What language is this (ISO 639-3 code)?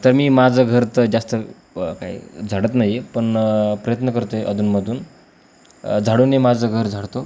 mar